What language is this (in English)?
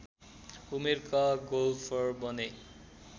Nepali